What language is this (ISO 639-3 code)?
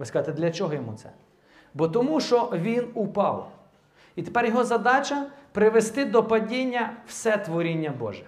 ukr